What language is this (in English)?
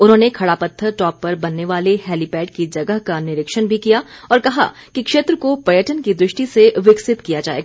Hindi